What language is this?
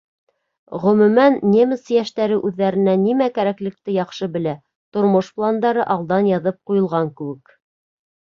Bashkir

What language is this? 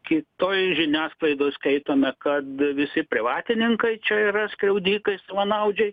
Lithuanian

